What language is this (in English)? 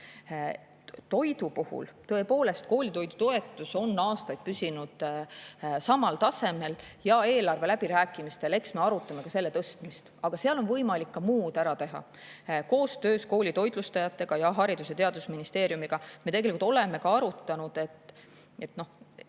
Estonian